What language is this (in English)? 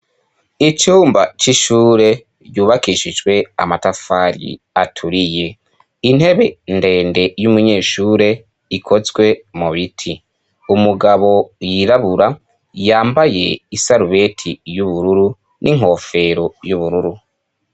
Rundi